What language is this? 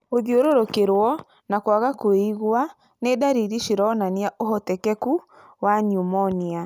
Kikuyu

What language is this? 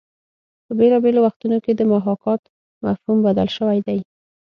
Pashto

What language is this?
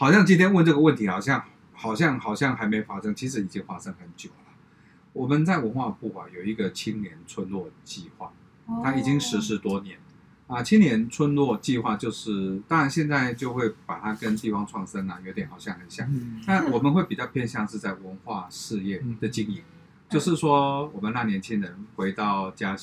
Chinese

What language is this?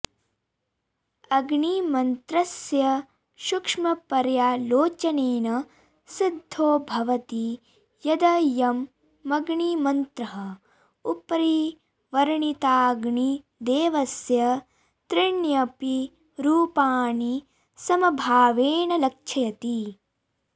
Sanskrit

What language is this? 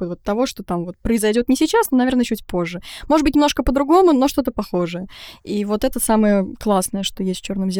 Russian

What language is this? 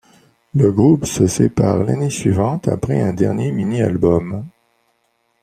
French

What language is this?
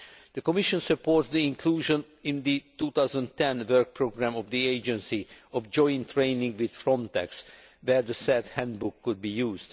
English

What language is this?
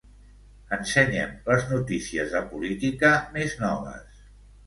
Catalan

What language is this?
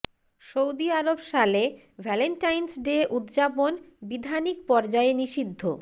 Bangla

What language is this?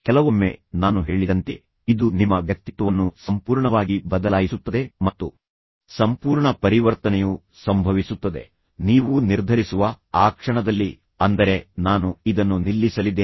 Kannada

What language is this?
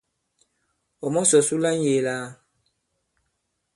Bankon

